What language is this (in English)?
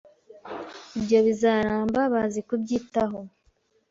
Kinyarwanda